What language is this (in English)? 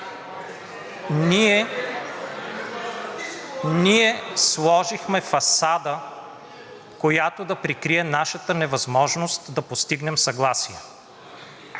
Bulgarian